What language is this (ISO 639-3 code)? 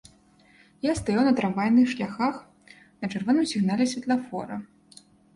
bel